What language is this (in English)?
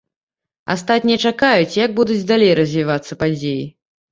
Belarusian